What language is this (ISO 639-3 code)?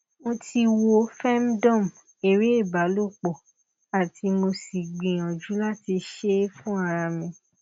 yor